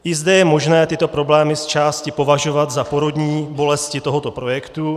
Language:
Czech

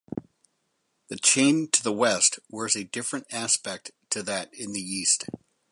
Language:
English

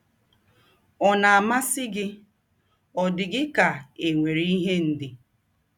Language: Igbo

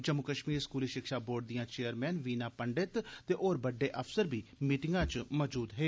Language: Dogri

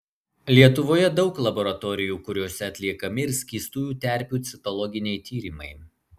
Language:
Lithuanian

